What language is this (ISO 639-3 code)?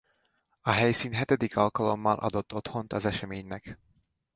hun